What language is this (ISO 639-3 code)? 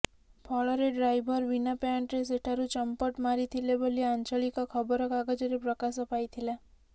ori